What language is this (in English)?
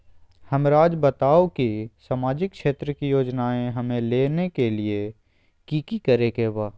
Magahi